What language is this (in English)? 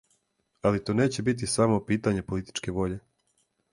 Serbian